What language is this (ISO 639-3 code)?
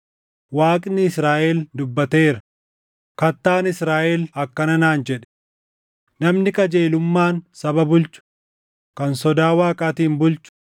orm